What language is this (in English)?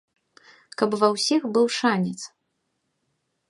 Belarusian